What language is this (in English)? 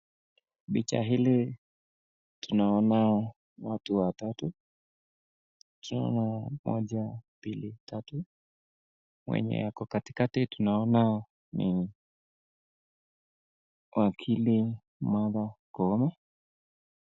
Swahili